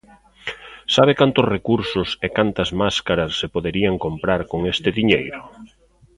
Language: Galician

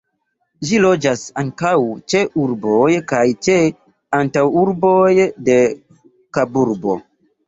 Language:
Esperanto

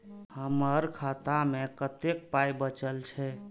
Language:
Maithili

